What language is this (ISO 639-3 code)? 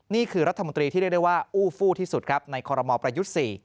tha